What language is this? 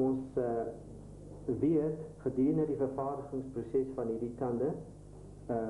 English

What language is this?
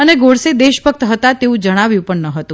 Gujarati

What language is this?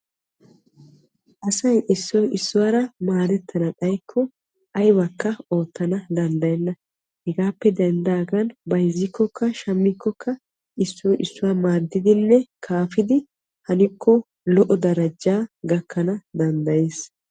Wolaytta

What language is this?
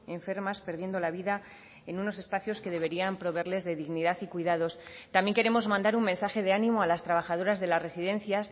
Spanish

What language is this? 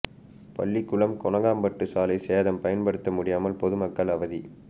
Tamil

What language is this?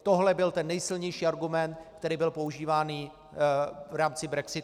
Czech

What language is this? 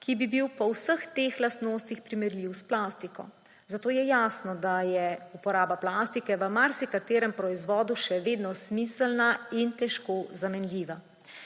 Slovenian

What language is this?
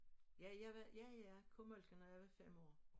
Danish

